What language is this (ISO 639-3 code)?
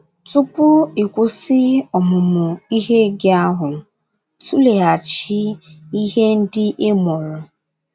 ibo